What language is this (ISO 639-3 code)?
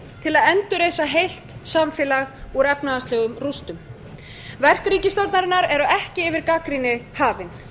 isl